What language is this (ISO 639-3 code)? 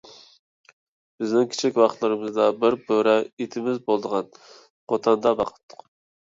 uig